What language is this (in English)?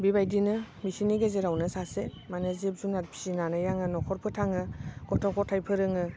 Bodo